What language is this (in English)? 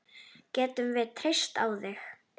Icelandic